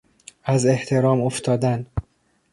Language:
Persian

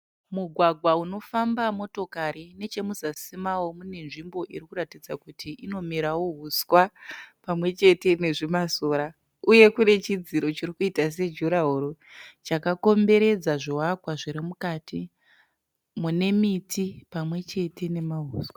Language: Shona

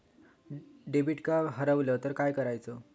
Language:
Marathi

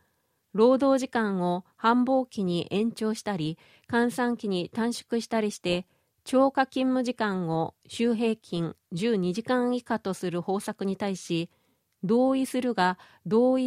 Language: Japanese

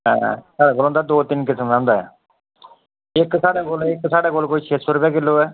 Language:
Dogri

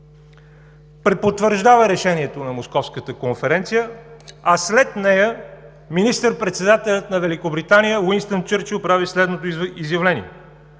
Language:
Bulgarian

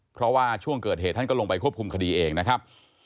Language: Thai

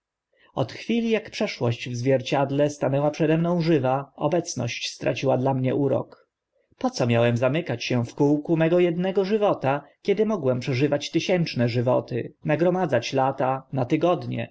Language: Polish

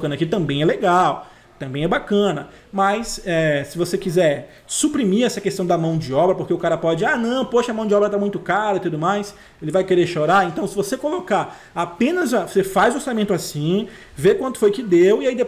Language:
Portuguese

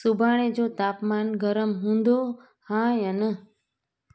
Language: Sindhi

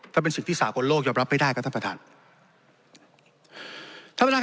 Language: Thai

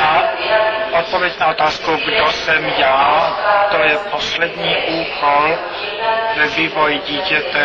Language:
Czech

